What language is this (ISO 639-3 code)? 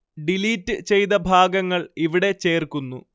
mal